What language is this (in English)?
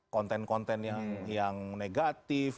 Indonesian